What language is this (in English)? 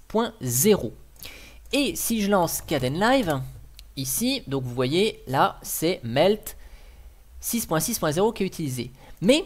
French